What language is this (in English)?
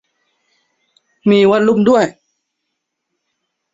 Thai